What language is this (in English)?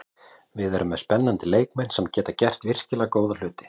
Icelandic